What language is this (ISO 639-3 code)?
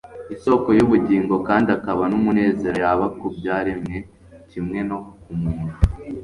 kin